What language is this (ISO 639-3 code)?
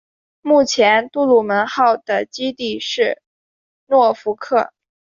zho